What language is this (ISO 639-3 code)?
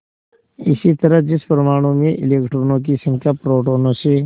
hin